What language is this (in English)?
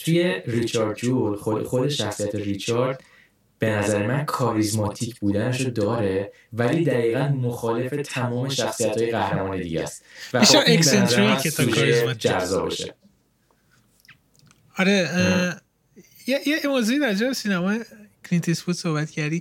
Persian